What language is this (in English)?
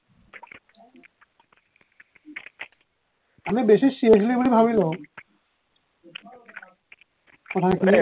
Assamese